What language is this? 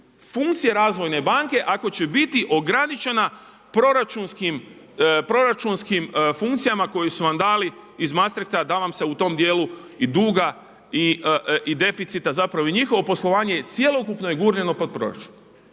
Croatian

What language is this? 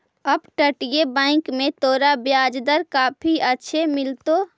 Magahi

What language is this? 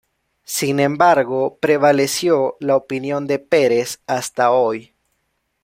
Spanish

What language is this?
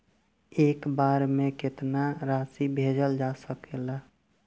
Bhojpuri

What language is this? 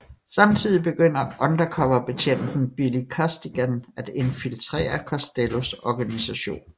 Danish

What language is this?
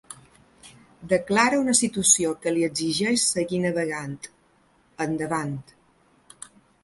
Catalan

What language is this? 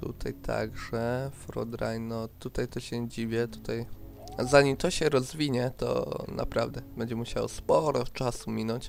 Polish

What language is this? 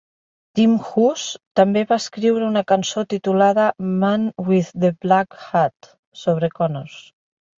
Catalan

